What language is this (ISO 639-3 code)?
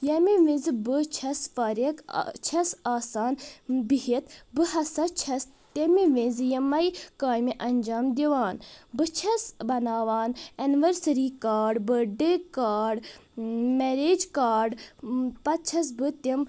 kas